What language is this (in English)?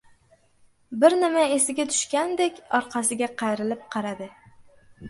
Uzbek